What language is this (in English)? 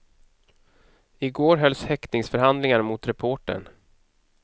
Swedish